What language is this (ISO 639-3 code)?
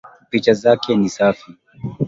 swa